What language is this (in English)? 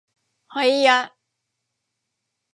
Thai